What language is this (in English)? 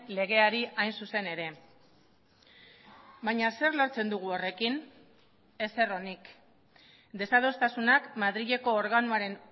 Basque